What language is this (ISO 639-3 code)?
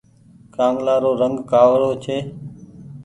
gig